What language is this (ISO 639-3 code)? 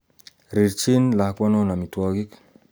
kln